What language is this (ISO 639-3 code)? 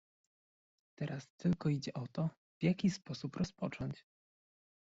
pol